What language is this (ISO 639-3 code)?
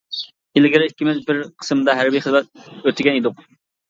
uig